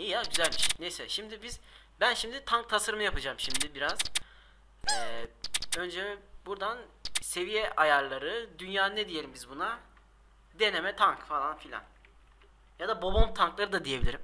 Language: Turkish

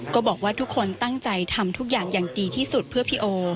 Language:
Thai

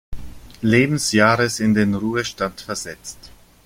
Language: German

